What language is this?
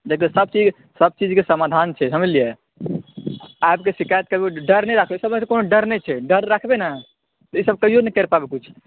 Maithili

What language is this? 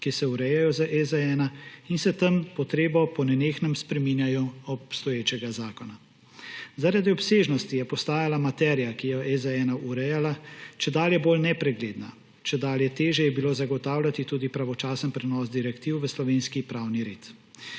Slovenian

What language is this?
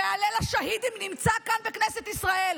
Hebrew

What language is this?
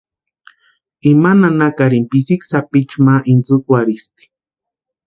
Western Highland Purepecha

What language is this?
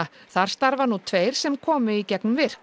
Icelandic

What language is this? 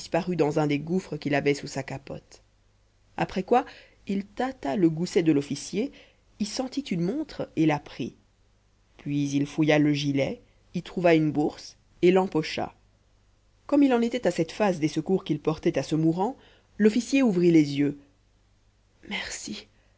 French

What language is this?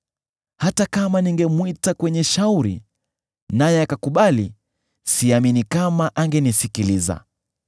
Swahili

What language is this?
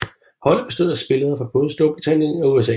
Danish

